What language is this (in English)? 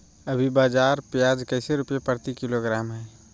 Magahi